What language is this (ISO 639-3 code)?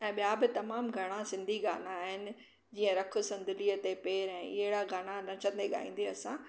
snd